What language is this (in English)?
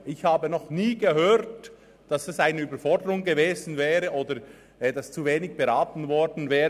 Swiss German